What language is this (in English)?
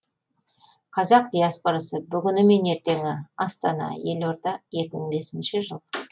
Kazakh